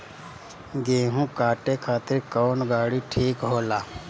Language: Bhojpuri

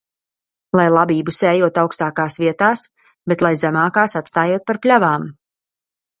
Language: Latvian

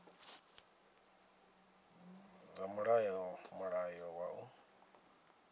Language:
Venda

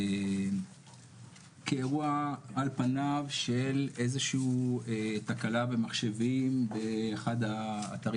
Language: Hebrew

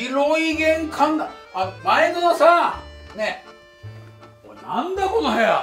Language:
Japanese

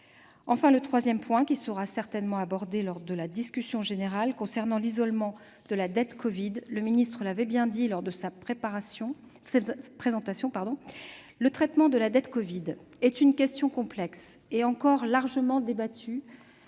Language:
French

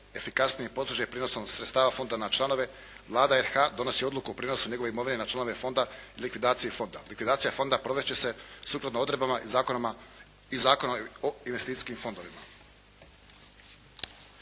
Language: Croatian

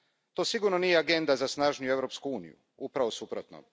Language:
Croatian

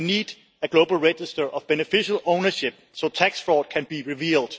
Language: English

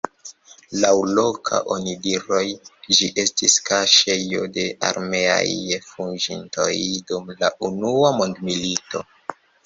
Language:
Esperanto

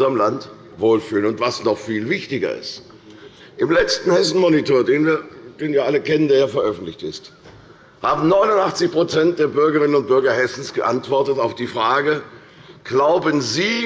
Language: German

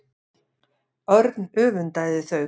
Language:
Icelandic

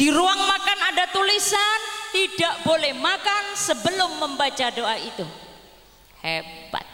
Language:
Indonesian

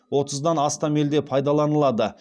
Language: Kazakh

